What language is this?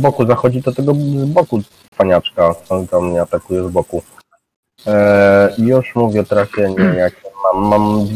Polish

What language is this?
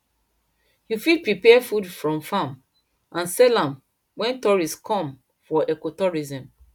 Nigerian Pidgin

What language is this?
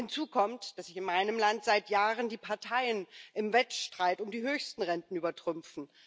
German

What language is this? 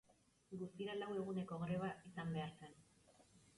Basque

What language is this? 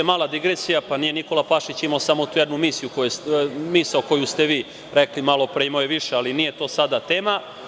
Serbian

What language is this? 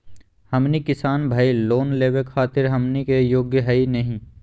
Magahi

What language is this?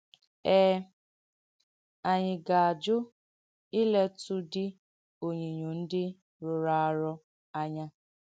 Igbo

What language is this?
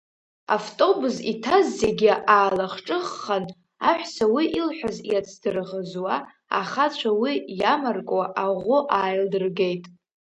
Abkhazian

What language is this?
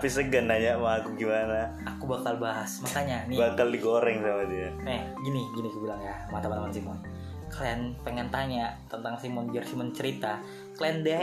Indonesian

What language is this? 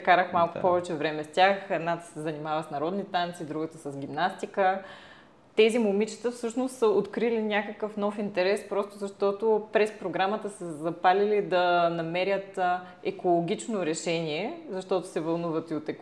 Bulgarian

